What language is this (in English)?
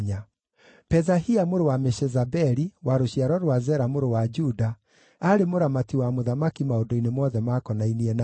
Kikuyu